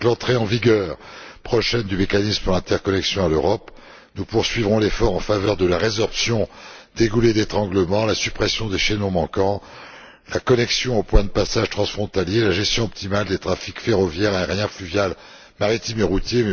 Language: French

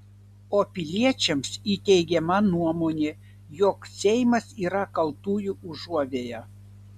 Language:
Lithuanian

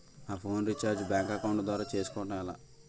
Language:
Telugu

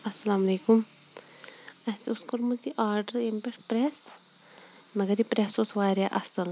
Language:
Kashmiri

